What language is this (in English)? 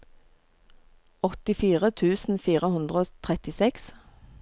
Norwegian